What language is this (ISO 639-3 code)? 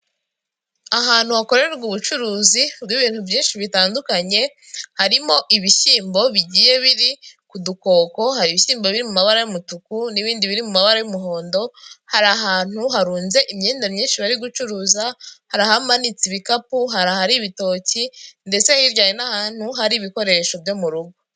kin